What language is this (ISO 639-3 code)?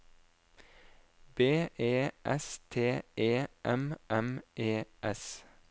nor